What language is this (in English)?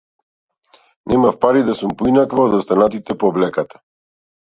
Macedonian